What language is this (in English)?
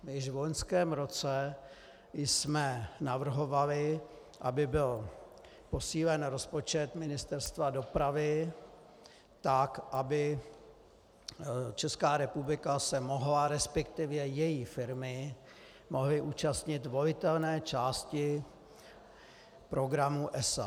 Czech